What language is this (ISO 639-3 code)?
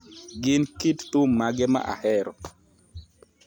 luo